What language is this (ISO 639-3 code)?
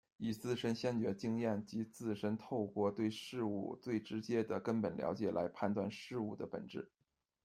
zho